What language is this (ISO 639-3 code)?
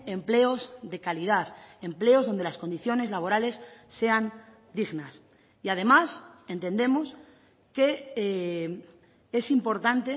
spa